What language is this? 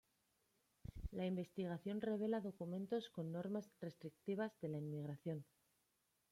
Spanish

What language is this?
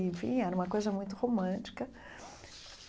Portuguese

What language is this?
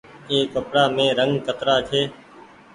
Goaria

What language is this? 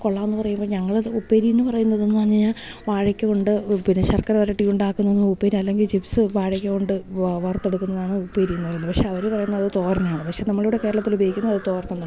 Malayalam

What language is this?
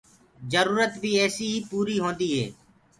Gurgula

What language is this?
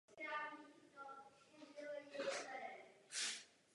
Czech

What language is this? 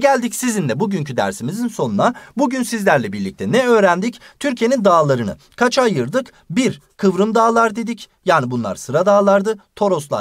Turkish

